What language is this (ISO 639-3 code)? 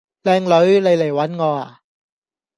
yue